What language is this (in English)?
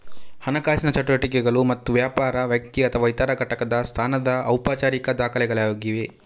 Kannada